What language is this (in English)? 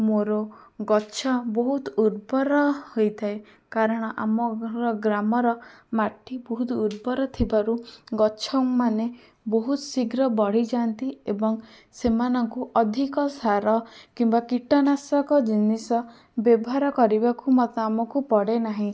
Odia